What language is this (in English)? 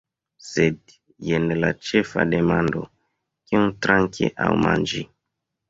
Esperanto